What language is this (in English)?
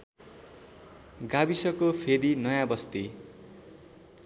Nepali